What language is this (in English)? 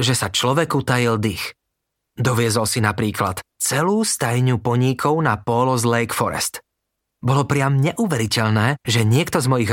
Slovak